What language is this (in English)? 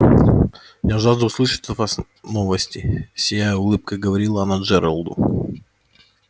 Russian